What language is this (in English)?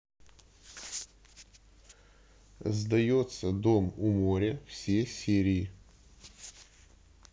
Russian